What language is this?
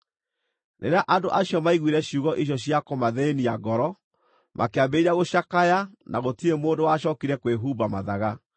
Kikuyu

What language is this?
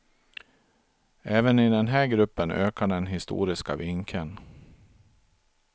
Swedish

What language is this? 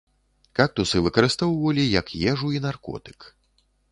Belarusian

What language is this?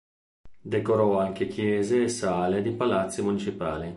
Italian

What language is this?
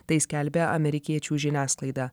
Lithuanian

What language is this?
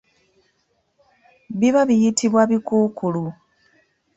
Ganda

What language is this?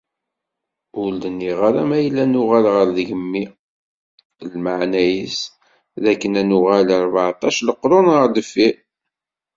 Kabyle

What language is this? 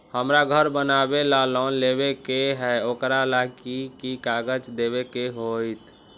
Magahi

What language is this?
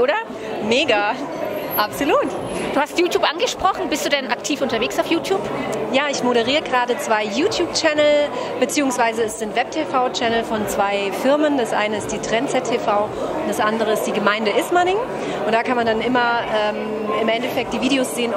German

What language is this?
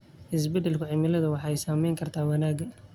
Somali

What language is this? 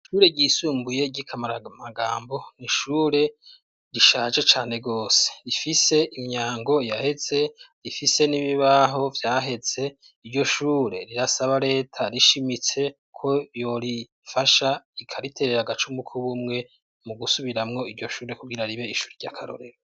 Rundi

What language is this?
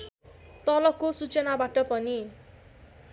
Nepali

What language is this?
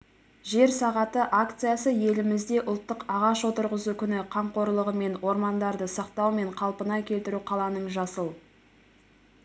Kazakh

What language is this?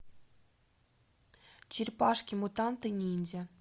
Russian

